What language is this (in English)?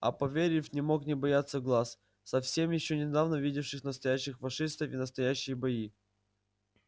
Russian